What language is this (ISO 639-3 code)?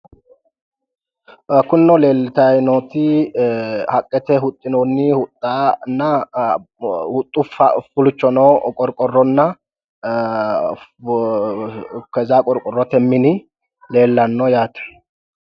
sid